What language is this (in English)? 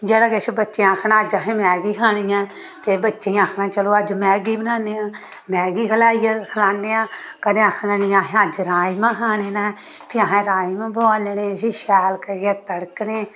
Dogri